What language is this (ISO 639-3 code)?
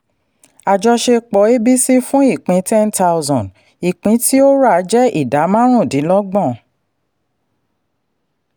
yor